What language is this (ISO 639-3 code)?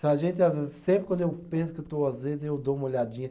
por